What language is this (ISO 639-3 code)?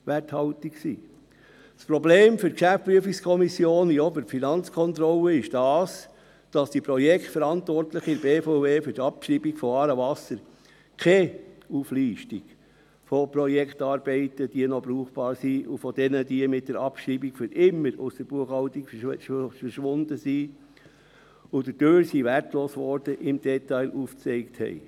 gsw